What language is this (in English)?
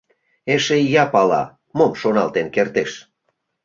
Mari